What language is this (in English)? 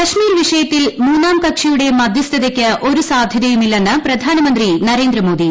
Malayalam